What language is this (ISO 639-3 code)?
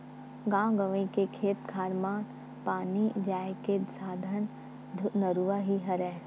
hne